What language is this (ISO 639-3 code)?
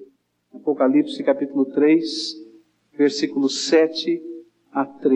por